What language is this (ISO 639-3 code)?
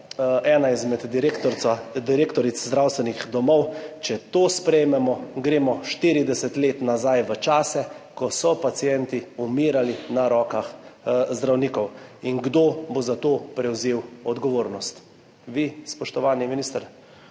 slv